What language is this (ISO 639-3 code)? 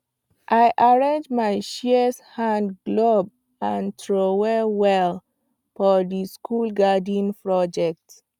pcm